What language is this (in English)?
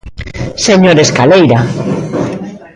Galician